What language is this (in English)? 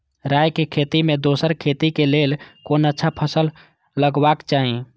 Maithili